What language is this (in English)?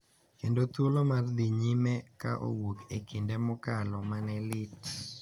Luo (Kenya and Tanzania)